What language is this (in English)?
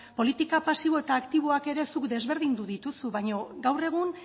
Basque